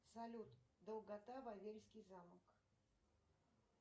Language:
Russian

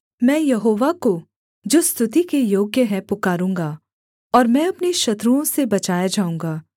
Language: Hindi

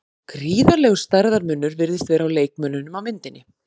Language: Icelandic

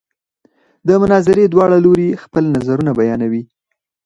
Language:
Pashto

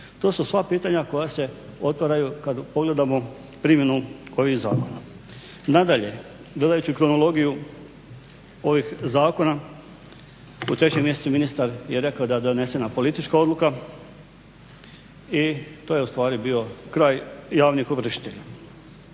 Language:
Croatian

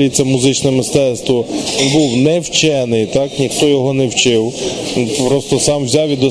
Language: Ukrainian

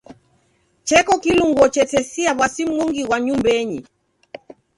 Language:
Taita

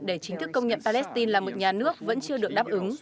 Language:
Vietnamese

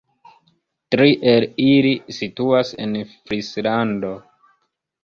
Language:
Esperanto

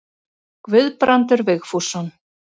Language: Icelandic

